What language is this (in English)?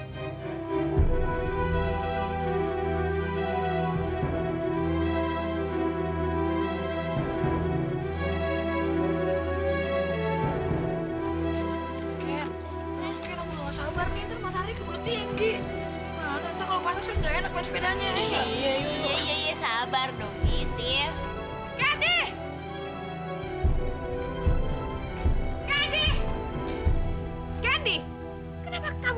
Indonesian